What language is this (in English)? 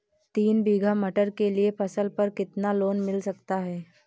Hindi